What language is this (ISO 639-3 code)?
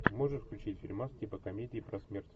rus